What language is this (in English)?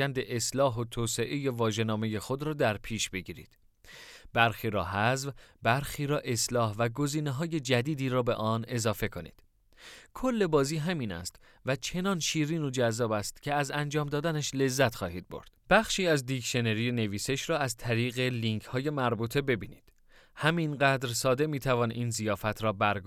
Persian